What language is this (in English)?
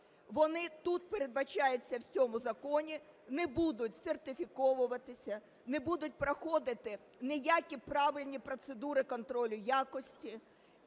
Ukrainian